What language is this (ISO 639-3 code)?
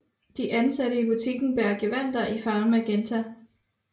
dan